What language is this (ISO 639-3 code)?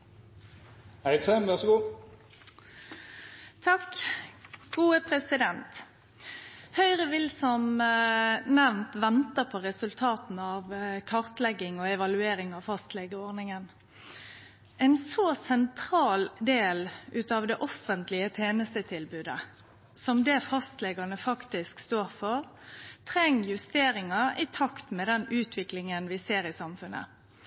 nno